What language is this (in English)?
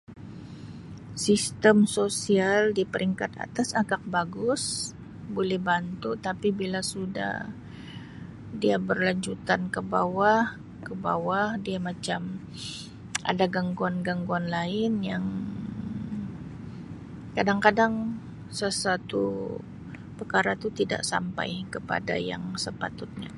Sabah Malay